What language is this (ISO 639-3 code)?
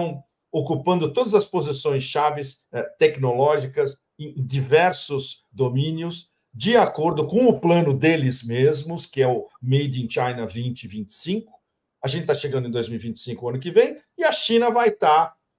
por